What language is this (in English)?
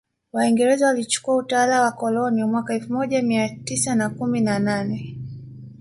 Swahili